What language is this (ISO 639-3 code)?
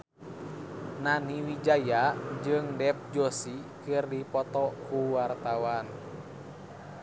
sun